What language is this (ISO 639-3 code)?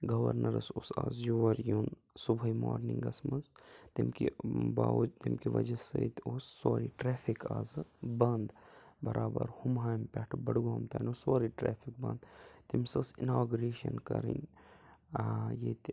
kas